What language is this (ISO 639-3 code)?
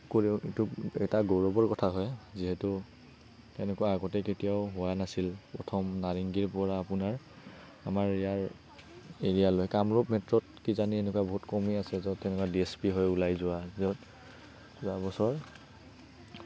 asm